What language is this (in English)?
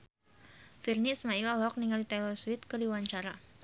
Sundanese